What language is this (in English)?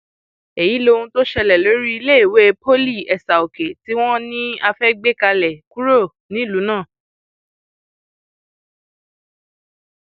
Yoruba